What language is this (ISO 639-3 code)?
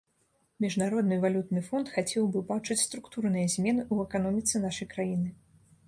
bel